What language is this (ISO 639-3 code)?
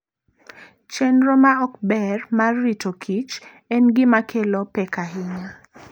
luo